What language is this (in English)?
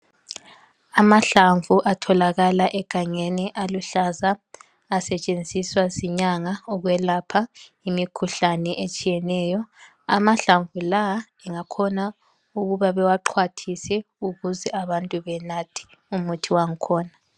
North Ndebele